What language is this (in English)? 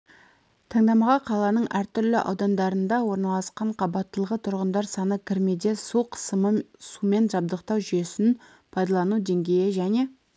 Kazakh